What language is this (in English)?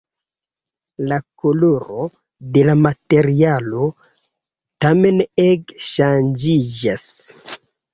Esperanto